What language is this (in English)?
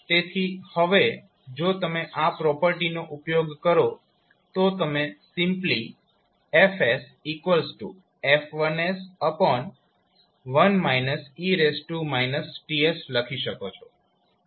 Gujarati